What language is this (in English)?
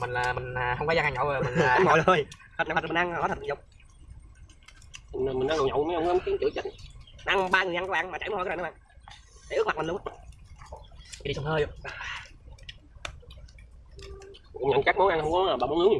Vietnamese